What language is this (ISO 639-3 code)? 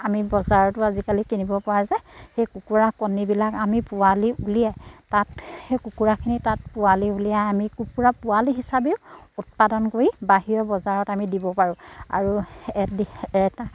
asm